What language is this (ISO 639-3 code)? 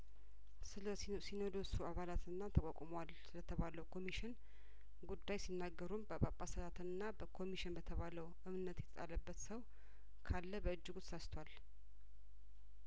amh